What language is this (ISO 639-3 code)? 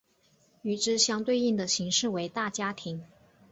zho